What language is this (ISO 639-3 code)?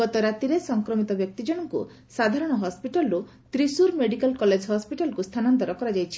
ori